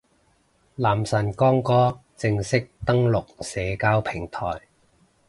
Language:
Cantonese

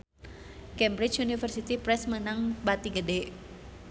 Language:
Sundanese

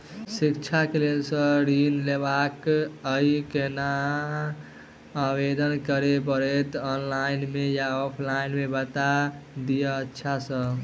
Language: Maithili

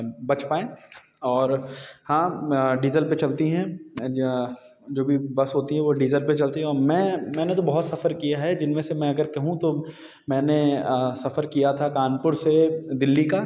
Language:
Hindi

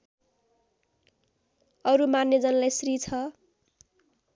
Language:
Nepali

